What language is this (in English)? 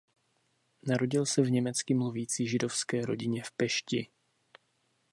Czech